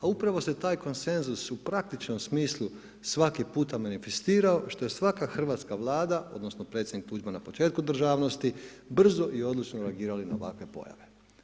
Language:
Croatian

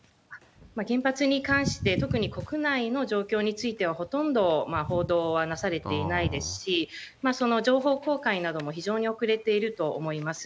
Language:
Japanese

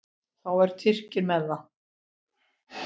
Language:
Icelandic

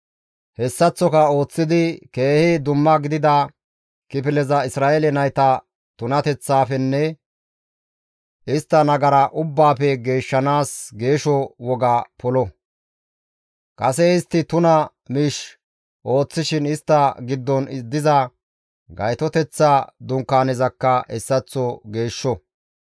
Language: Gamo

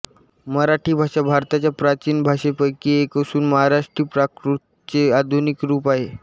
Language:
Marathi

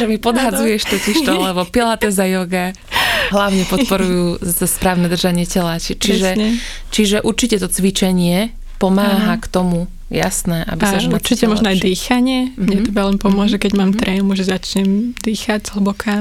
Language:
Slovak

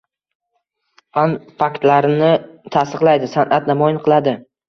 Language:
Uzbek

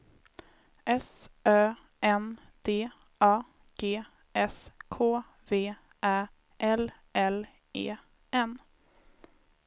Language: Swedish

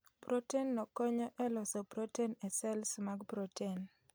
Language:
Luo (Kenya and Tanzania)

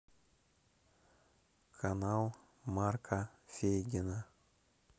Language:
Russian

